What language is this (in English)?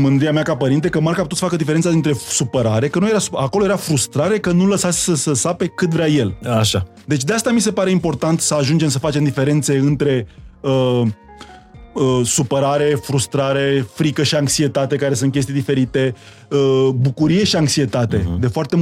Romanian